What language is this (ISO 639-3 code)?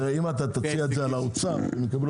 heb